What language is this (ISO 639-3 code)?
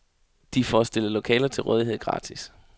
dan